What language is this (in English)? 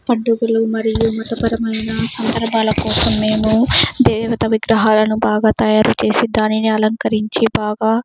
Telugu